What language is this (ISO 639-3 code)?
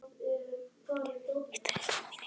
isl